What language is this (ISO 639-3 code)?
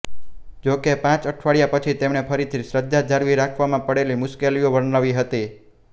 guj